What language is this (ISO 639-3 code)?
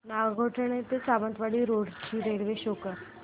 mar